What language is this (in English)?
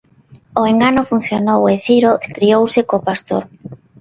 Galician